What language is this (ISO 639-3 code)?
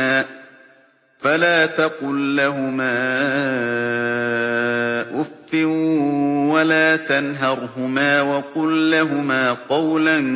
ara